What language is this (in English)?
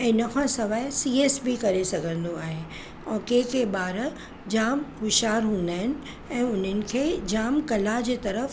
Sindhi